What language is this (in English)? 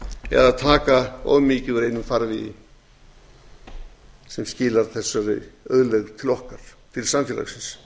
Icelandic